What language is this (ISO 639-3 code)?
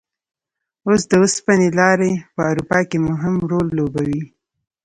pus